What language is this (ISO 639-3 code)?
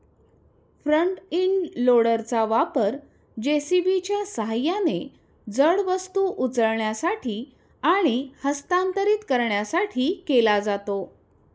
mar